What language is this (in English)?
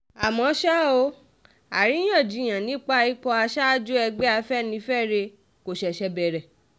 Yoruba